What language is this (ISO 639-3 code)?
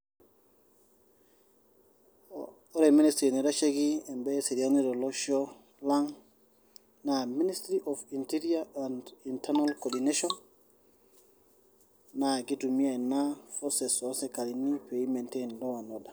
mas